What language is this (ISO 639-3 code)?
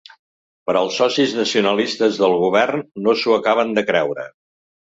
cat